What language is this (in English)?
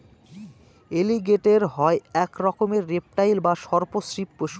Bangla